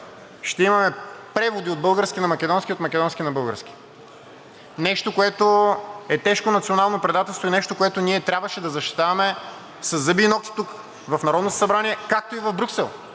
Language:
Bulgarian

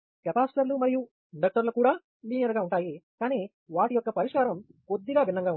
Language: Telugu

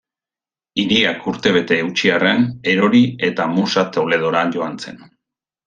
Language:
Basque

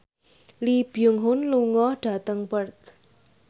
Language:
Javanese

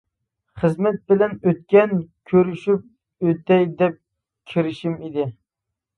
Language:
Uyghur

